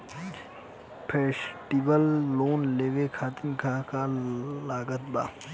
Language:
Bhojpuri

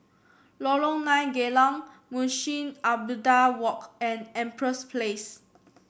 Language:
English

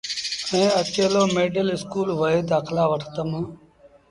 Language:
Sindhi Bhil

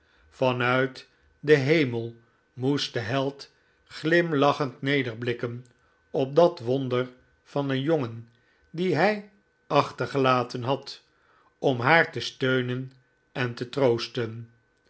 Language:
Dutch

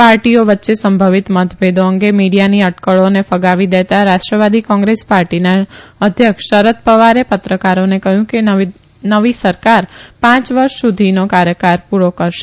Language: Gujarati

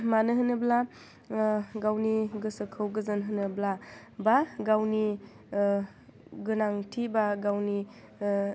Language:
Bodo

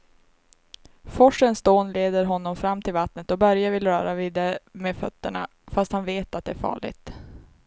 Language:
Swedish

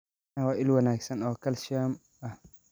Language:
Somali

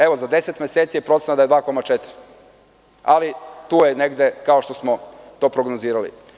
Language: Serbian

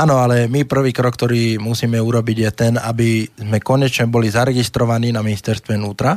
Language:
Slovak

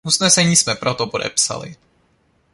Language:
Czech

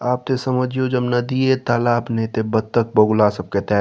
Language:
Maithili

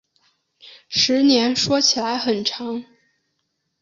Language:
Chinese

